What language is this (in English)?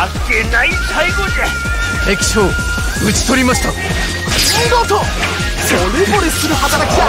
Japanese